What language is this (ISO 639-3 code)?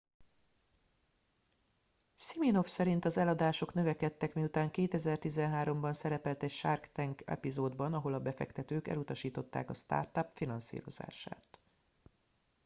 hun